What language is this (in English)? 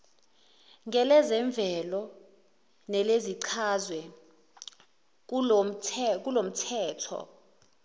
Zulu